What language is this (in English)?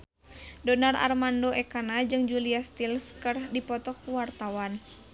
Sundanese